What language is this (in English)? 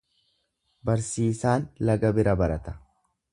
Oromo